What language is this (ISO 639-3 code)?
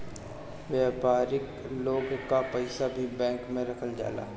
bho